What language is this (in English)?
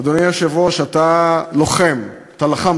Hebrew